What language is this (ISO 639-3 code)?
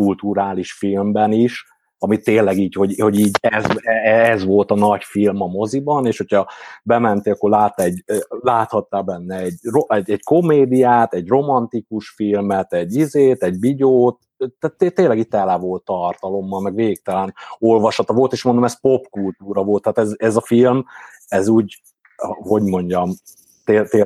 hun